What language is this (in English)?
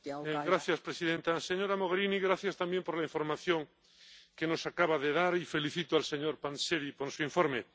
Spanish